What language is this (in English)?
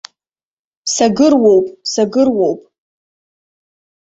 Abkhazian